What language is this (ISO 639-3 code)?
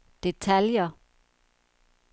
dan